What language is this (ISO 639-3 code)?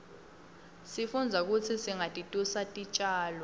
ssw